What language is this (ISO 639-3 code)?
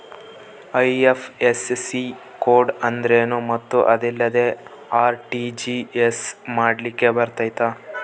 kan